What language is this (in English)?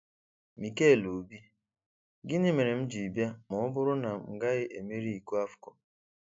Igbo